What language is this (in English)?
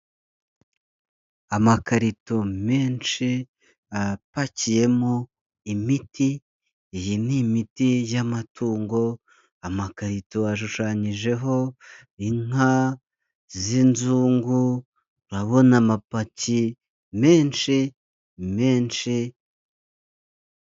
Kinyarwanda